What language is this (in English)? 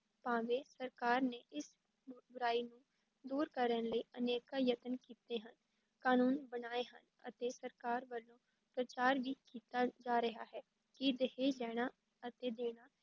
Punjabi